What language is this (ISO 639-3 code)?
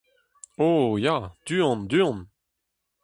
bre